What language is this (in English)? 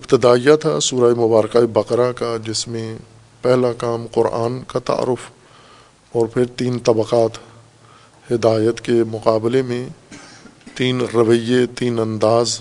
Urdu